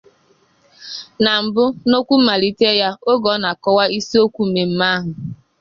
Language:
Igbo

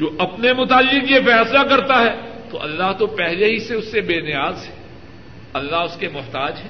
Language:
Urdu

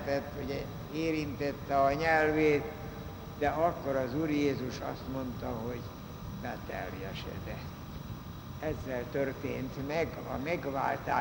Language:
Hungarian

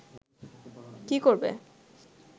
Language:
Bangla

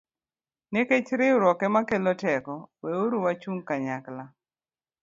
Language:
Luo (Kenya and Tanzania)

